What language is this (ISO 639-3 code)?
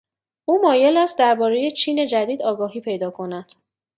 fas